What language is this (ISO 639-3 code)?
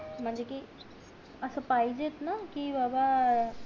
mar